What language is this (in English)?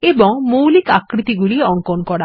Bangla